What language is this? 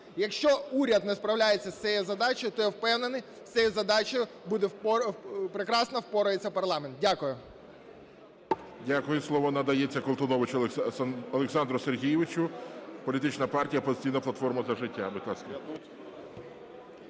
Ukrainian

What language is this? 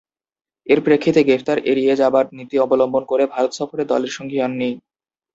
Bangla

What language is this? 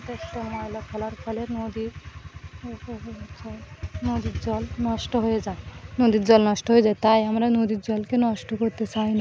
Bangla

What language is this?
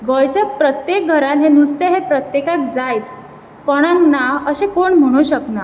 Konkani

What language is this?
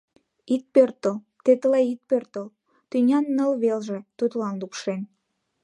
Mari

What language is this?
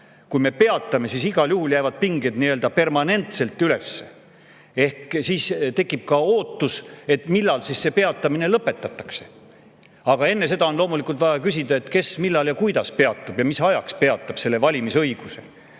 Estonian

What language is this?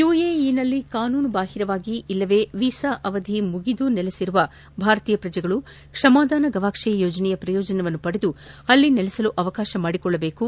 Kannada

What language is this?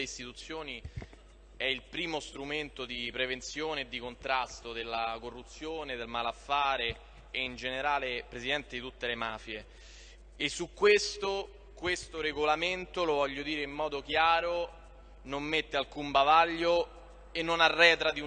Italian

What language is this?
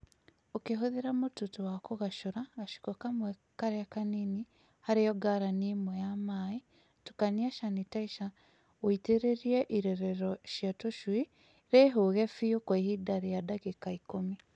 Kikuyu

